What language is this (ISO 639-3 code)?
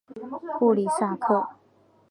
zho